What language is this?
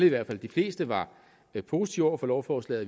Danish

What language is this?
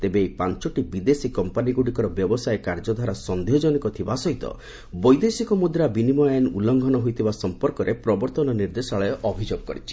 Odia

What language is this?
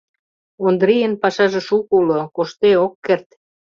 Mari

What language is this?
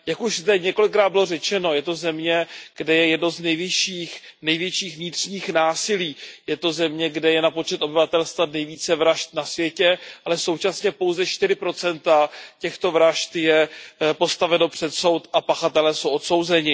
Czech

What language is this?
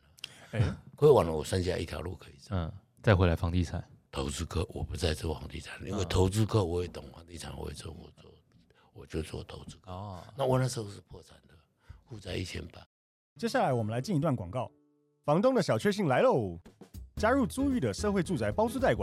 Chinese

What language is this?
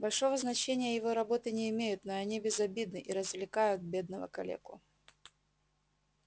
Russian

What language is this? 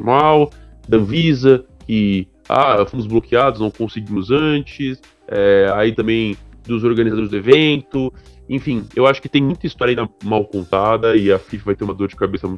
Portuguese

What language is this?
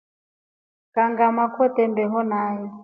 Rombo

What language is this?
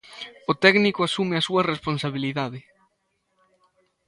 Galician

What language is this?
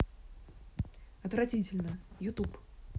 Russian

